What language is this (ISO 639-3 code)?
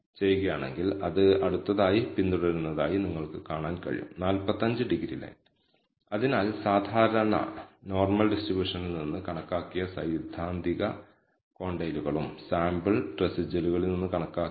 mal